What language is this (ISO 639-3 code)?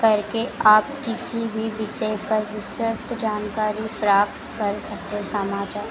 hin